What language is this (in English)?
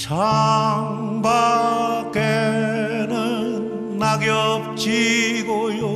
Korean